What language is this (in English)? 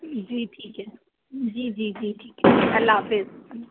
Urdu